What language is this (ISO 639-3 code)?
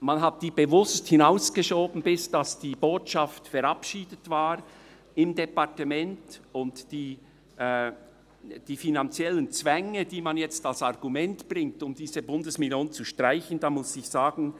gsw